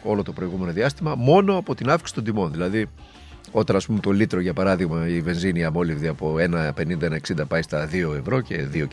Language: Greek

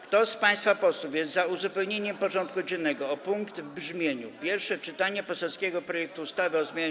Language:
Polish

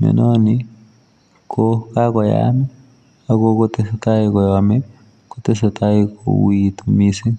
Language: Kalenjin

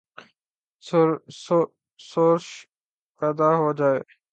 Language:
Urdu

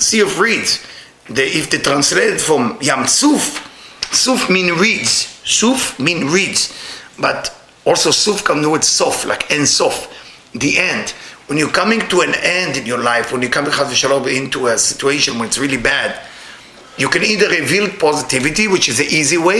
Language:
English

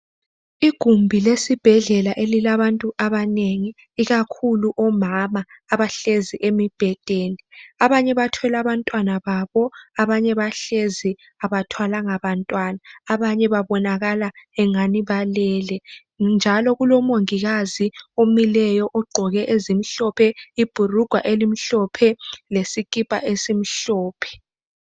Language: North Ndebele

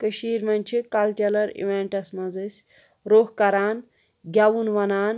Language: Kashmiri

